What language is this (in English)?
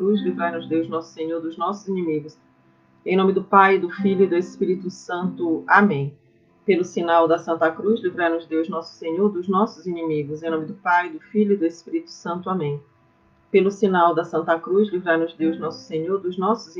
Portuguese